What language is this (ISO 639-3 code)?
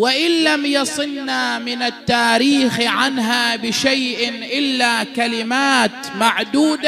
ara